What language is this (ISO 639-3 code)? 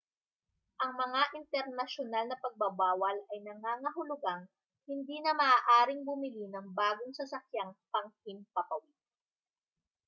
fil